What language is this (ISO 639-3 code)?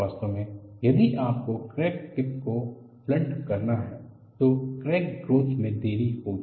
hin